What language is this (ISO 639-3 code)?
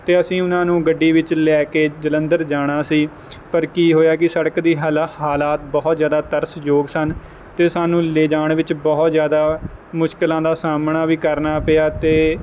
pan